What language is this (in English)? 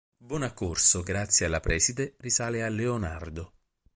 Italian